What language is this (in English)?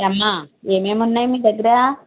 Telugu